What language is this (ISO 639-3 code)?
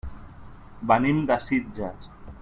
cat